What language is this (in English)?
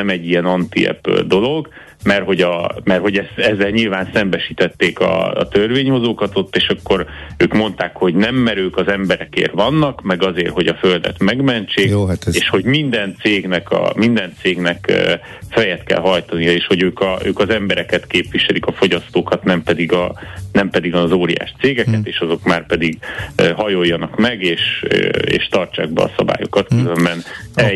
Hungarian